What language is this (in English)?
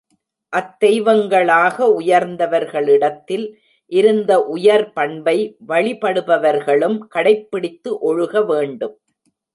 Tamil